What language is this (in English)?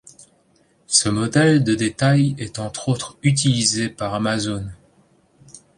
French